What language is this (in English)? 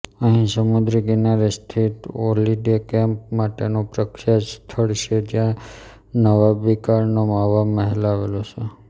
Gujarati